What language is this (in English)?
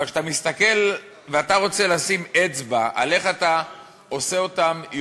Hebrew